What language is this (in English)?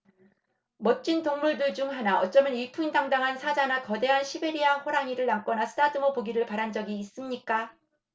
Korean